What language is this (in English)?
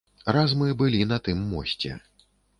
Belarusian